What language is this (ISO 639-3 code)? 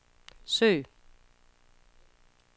dan